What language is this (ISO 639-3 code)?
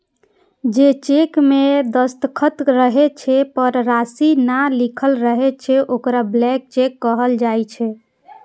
mai